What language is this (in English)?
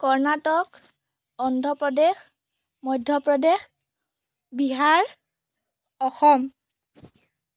Assamese